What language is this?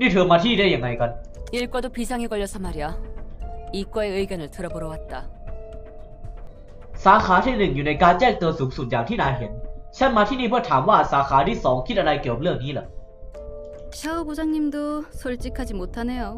Thai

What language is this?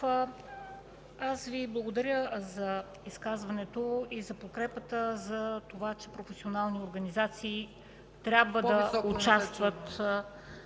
Bulgarian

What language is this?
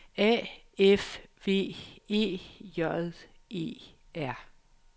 Danish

